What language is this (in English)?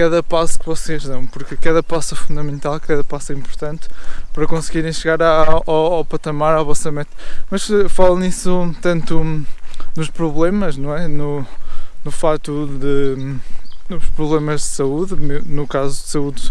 Portuguese